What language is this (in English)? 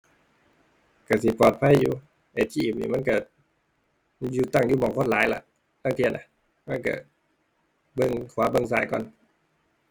Thai